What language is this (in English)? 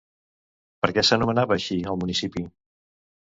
Catalan